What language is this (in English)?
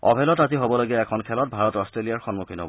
Assamese